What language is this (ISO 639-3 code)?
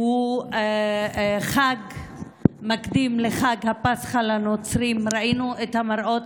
heb